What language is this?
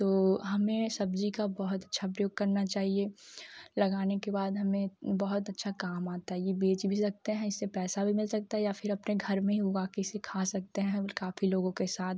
Hindi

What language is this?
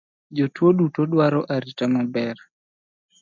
Luo (Kenya and Tanzania)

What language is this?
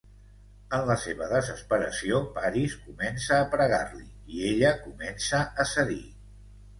Catalan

